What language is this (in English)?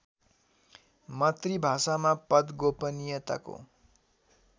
Nepali